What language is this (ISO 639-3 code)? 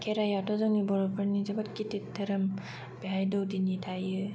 brx